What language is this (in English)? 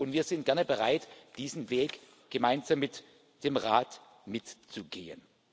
German